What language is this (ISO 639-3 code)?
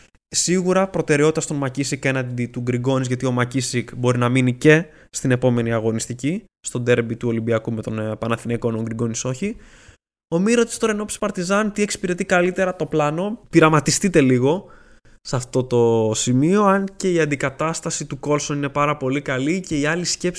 ell